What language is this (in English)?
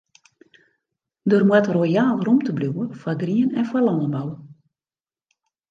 Western Frisian